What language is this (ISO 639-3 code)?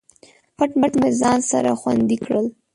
pus